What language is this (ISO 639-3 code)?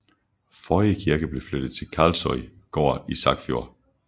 dan